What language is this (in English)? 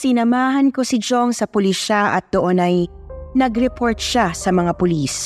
Filipino